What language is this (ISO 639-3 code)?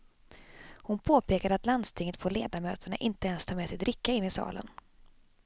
swe